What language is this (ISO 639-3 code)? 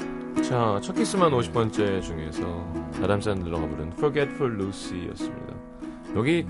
kor